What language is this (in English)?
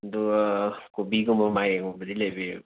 Manipuri